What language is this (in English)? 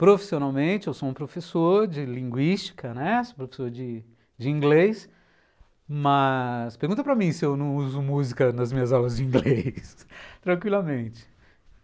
Portuguese